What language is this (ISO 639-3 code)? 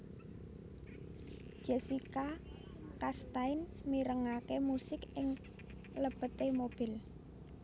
jav